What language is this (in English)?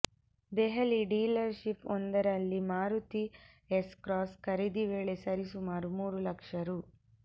Kannada